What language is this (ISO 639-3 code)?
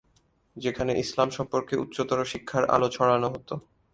ben